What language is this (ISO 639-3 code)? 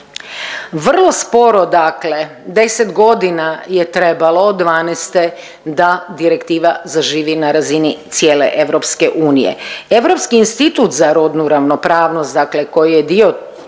hrv